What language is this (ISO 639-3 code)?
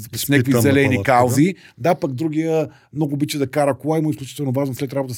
bul